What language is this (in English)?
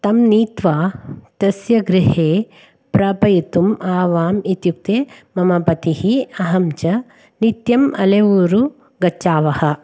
Sanskrit